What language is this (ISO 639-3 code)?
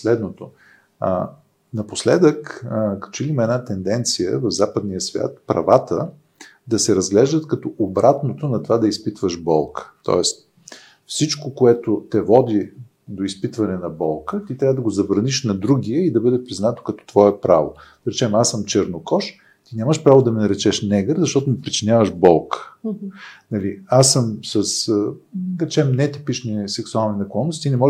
bul